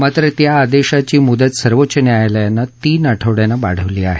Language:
Marathi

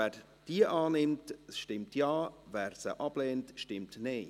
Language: Swiss German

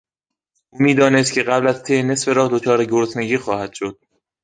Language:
Persian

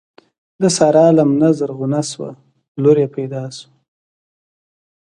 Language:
Pashto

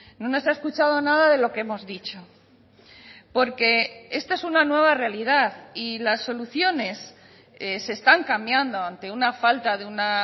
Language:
Spanish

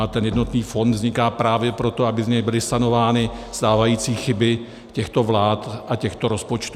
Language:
Czech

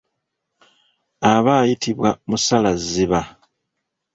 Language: Ganda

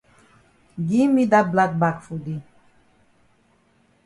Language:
Cameroon Pidgin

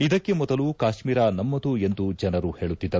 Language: Kannada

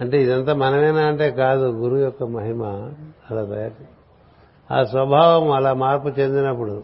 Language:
Telugu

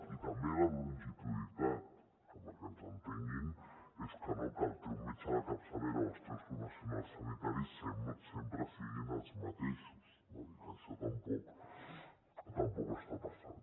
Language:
Catalan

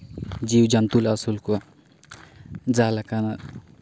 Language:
Santali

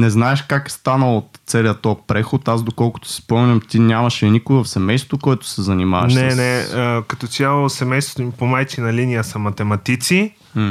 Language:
Bulgarian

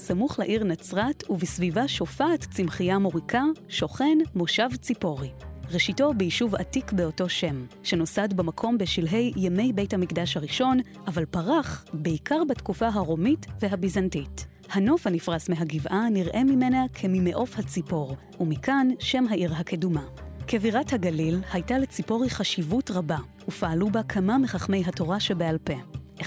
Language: Hebrew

